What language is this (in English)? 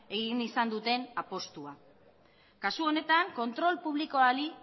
Basque